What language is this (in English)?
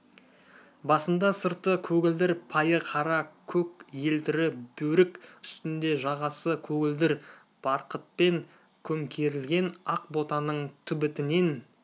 Kazakh